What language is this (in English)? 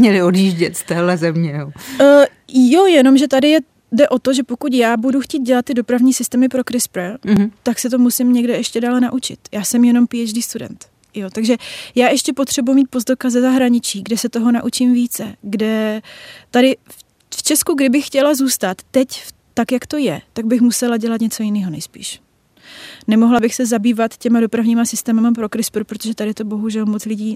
Czech